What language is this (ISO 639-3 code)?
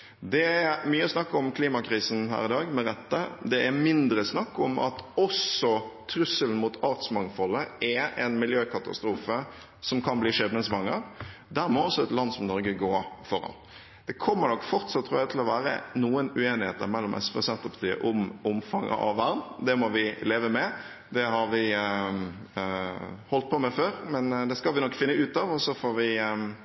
nob